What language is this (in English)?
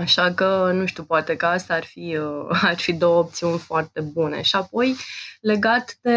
Romanian